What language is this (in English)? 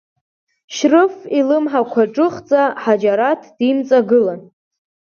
Abkhazian